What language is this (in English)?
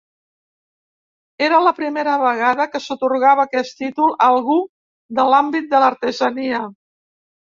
Catalan